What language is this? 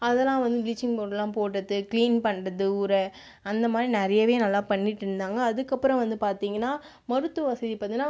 Tamil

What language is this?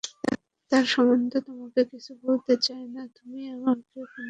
Bangla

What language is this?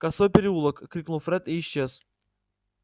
Russian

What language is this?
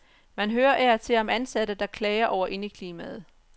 Danish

